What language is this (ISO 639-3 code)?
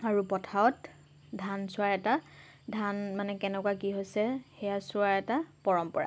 asm